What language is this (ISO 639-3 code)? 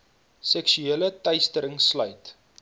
afr